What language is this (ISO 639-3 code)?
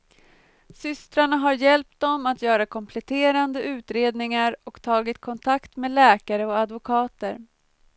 swe